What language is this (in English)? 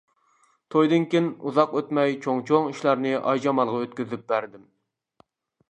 Uyghur